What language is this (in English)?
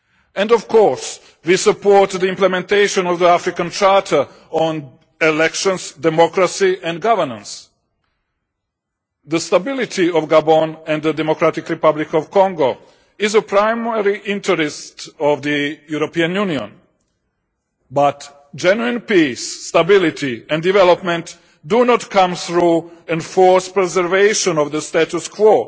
English